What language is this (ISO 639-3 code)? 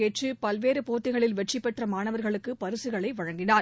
tam